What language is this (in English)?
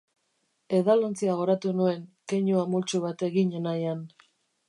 Basque